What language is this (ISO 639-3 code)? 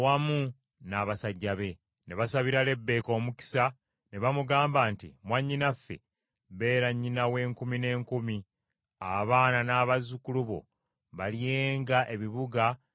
lug